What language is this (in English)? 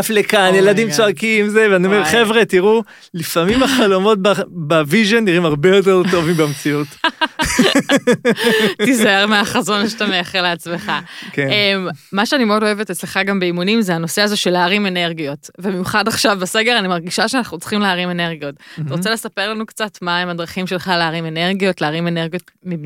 Hebrew